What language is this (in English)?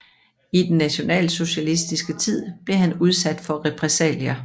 Danish